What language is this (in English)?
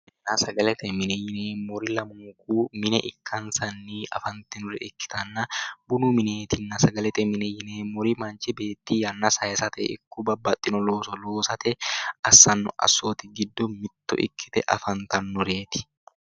Sidamo